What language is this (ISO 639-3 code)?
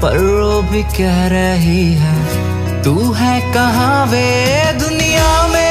hin